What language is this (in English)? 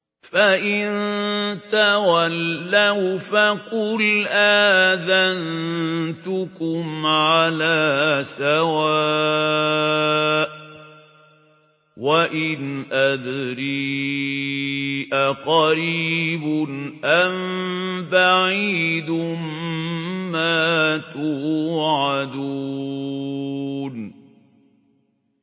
Arabic